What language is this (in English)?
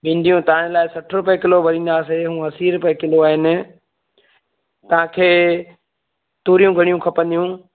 Sindhi